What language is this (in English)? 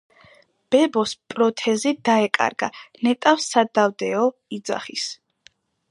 Georgian